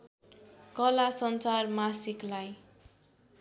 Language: Nepali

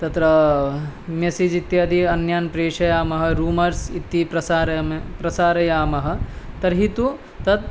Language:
Sanskrit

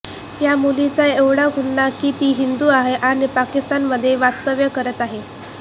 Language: Marathi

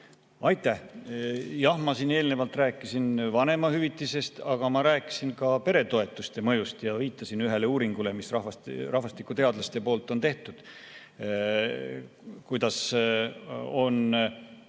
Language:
Estonian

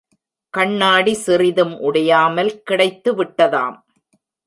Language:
Tamil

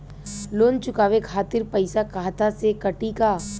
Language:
Bhojpuri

